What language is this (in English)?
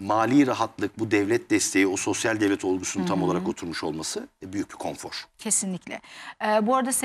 Turkish